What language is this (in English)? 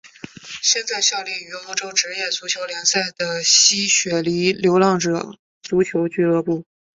Chinese